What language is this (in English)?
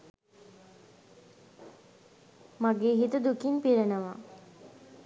Sinhala